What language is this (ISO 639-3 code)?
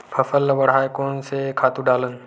hne